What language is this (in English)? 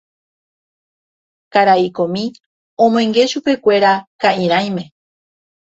Guarani